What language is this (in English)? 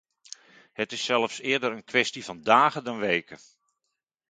Dutch